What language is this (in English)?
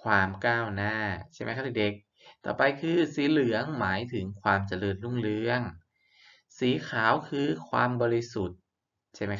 Thai